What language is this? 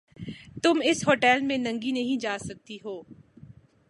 Urdu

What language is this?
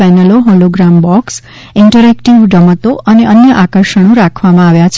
Gujarati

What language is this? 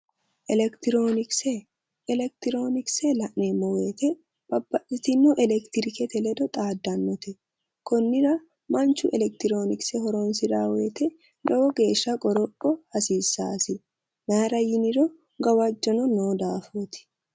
Sidamo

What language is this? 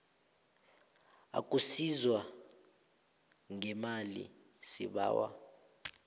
South Ndebele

